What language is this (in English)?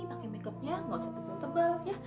Indonesian